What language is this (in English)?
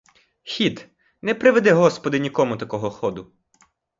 Ukrainian